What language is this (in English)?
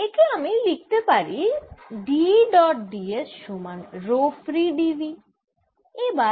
Bangla